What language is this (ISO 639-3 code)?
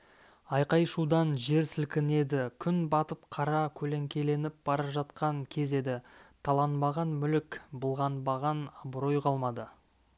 kaz